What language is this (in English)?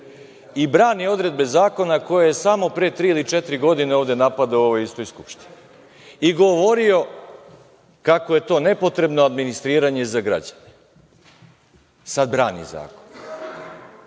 Serbian